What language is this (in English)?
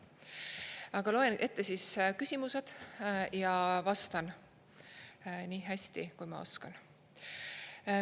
Estonian